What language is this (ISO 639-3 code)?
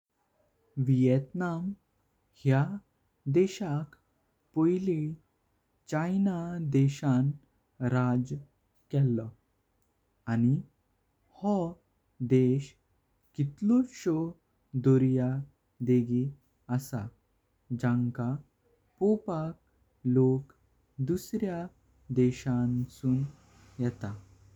kok